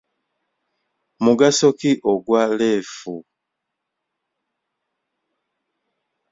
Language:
Ganda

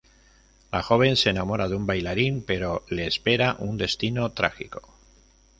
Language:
Spanish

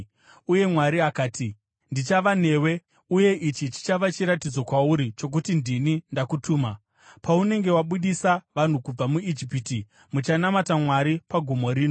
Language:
Shona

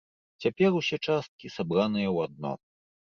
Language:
Belarusian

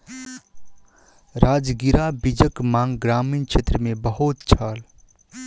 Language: Maithili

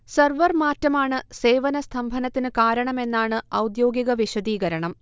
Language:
Malayalam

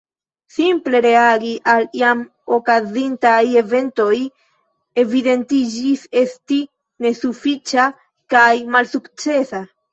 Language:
Esperanto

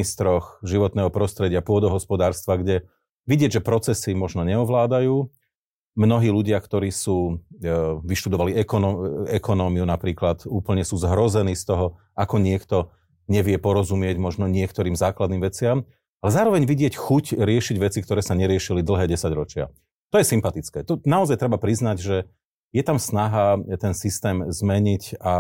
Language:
Slovak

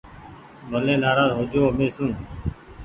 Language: Goaria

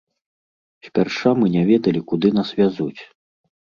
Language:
Belarusian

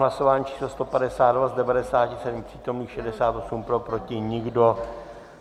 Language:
Czech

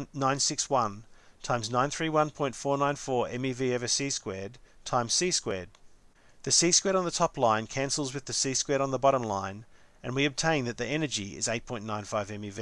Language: English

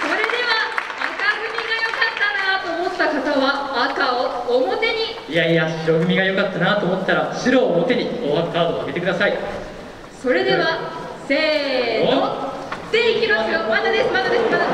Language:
Japanese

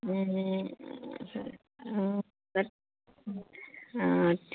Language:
Assamese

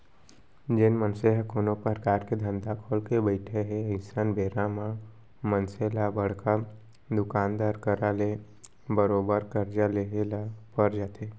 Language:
Chhattisgarhi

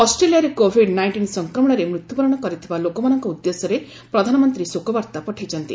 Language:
Odia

